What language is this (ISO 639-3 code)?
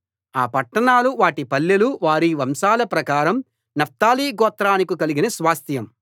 tel